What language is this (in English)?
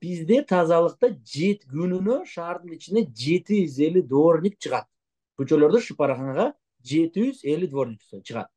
Turkish